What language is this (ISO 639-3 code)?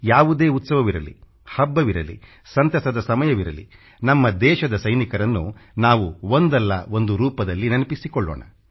kan